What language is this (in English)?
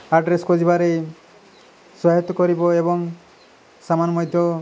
Odia